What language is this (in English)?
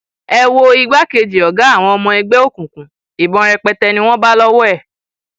Yoruba